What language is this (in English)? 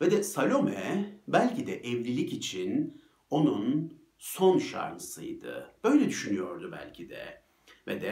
Turkish